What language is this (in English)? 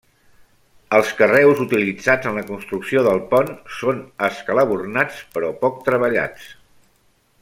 Catalan